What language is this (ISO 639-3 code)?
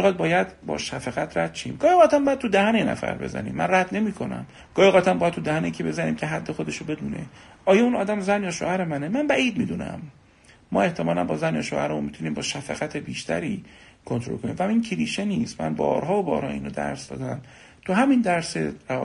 fas